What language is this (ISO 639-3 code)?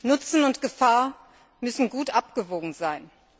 deu